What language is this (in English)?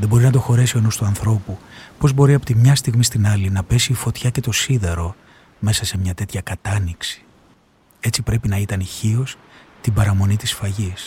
Greek